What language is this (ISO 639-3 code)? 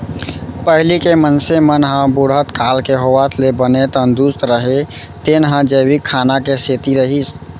hne